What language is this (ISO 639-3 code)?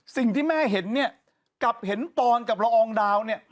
tha